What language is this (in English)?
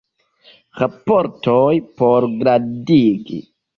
Esperanto